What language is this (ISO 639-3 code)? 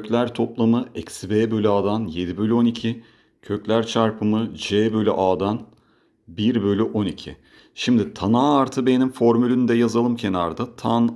tur